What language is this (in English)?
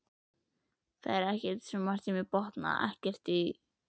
Icelandic